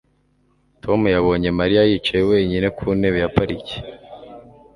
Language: Kinyarwanda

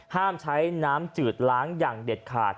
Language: Thai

